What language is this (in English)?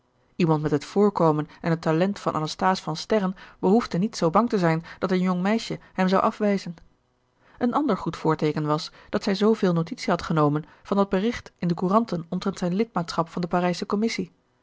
Dutch